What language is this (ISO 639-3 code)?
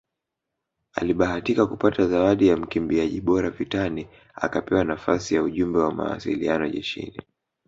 swa